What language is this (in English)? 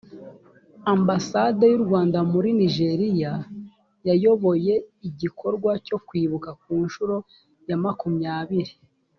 Kinyarwanda